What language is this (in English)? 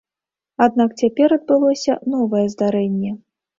Belarusian